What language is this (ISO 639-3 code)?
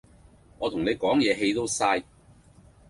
yue